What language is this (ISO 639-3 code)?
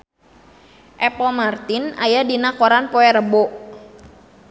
sun